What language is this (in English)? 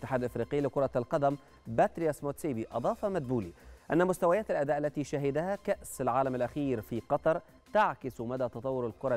Arabic